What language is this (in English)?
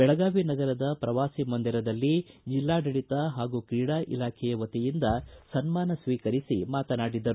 Kannada